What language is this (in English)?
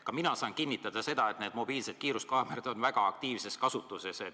Estonian